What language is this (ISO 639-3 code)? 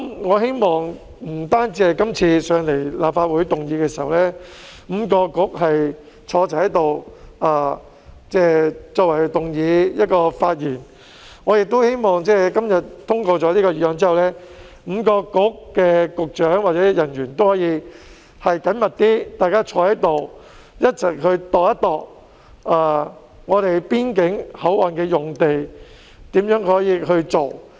yue